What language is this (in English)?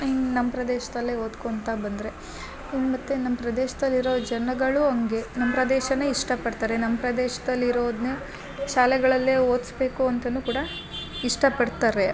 Kannada